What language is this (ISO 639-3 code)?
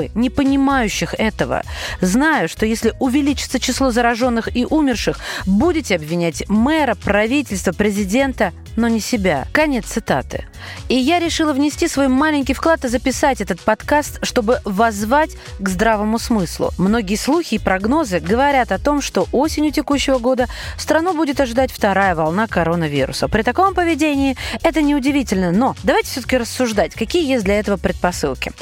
rus